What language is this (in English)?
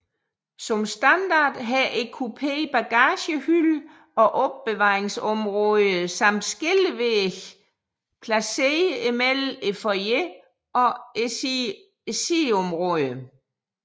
Danish